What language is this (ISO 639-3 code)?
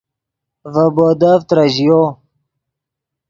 ydg